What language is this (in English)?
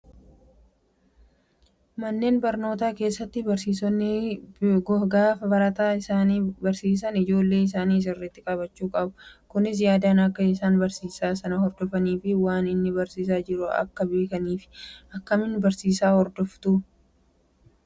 Oromo